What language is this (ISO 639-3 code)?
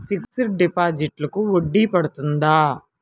tel